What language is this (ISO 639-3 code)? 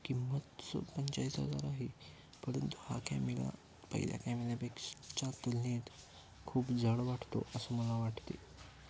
mar